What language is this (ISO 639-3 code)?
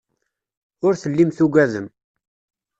kab